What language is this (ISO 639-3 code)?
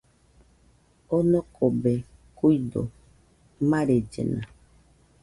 hux